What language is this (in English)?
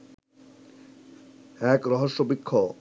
Bangla